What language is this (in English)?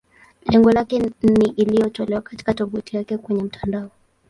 Swahili